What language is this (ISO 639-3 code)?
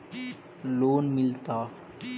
mag